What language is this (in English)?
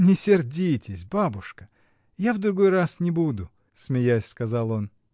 Russian